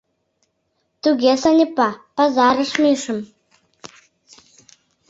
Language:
Mari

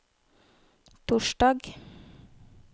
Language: Norwegian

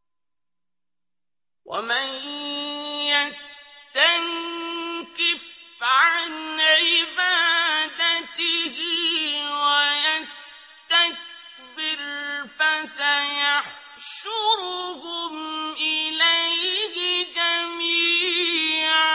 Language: Arabic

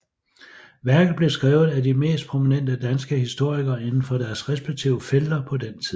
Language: Danish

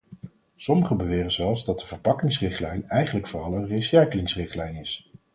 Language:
Dutch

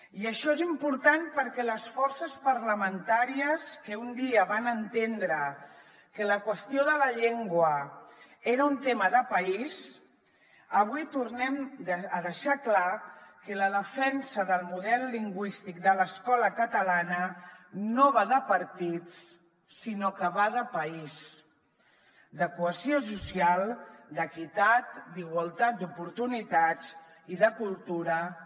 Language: Catalan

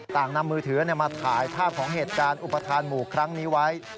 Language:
Thai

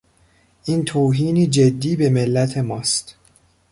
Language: Persian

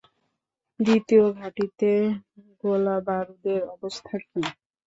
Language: Bangla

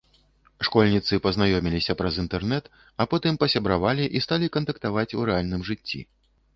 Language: Belarusian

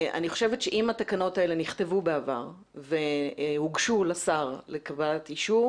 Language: Hebrew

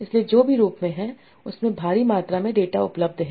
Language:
Hindi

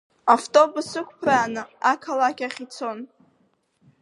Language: Abkhazian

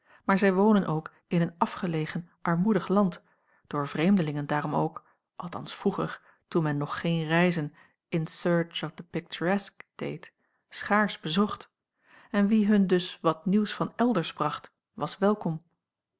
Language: Dutch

